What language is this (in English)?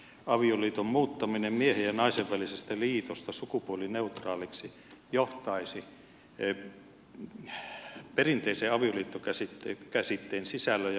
Finnish